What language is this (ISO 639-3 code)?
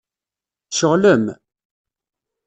kab